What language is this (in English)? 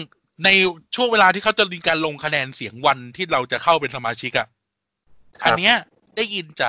Thai